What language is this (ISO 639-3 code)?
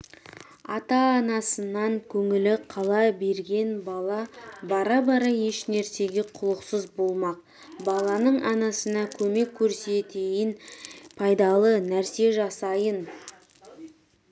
kaz